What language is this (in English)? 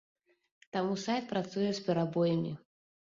Belarusian